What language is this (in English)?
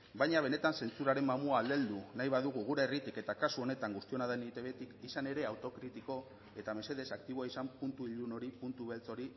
Basque